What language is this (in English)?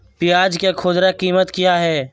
Magahi